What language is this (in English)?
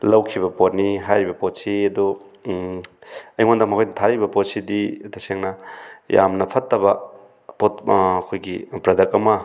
Manipuri